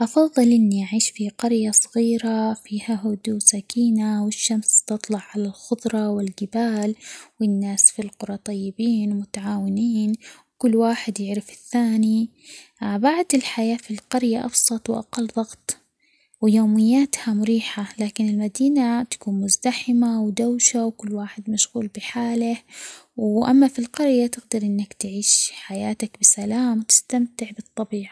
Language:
Omani Arabic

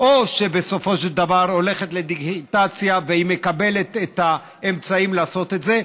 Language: Hebrew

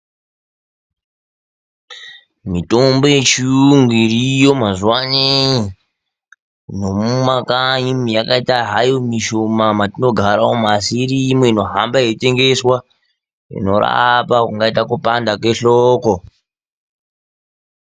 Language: Ndau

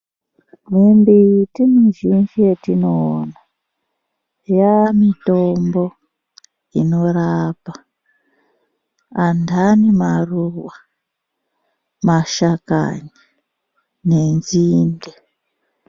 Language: Ndau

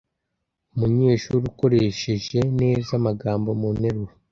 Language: Kinyarwanda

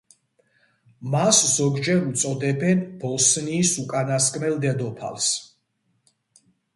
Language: Georgian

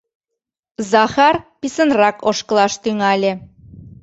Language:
Mari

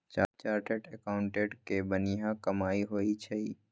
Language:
Magahi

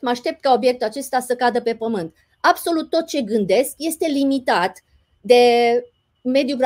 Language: Romanian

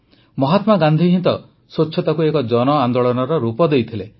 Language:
Odia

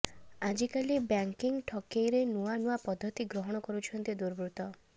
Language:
Odia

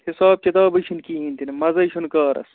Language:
Kashmiri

